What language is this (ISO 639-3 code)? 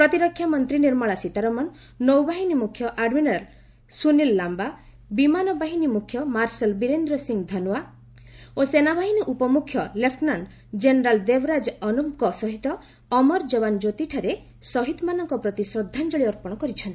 ori